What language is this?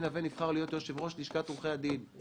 Hebrew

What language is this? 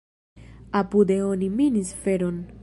Esperanto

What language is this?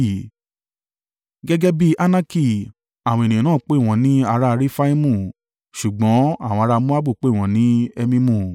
Yoruba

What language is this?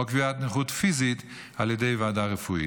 Hebrew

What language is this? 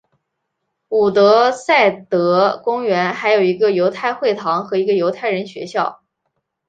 Chinese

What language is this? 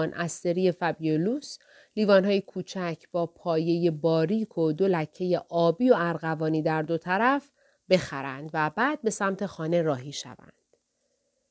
Persian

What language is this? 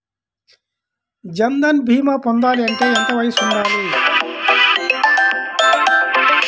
Telugu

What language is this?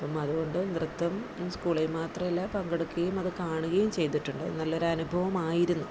Malayalam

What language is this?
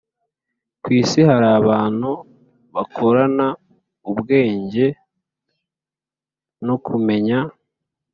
Kinyarwanda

